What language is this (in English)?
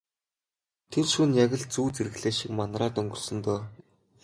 Mongolian